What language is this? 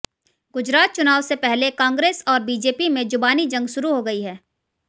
Hindi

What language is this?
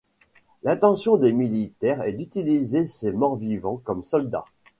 French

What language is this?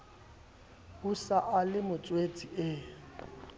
Southern Sotho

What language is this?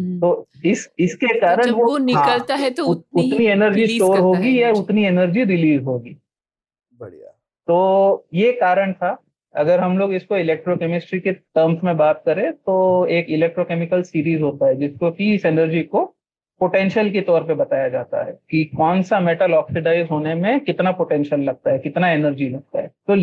Hindi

